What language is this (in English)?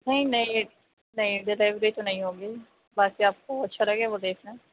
Urdu